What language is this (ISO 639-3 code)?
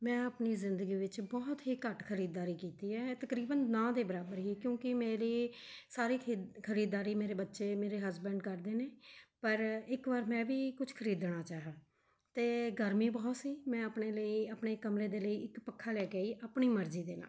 pan